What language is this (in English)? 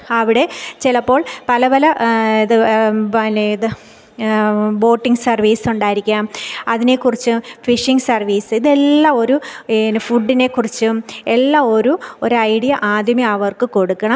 Malayalam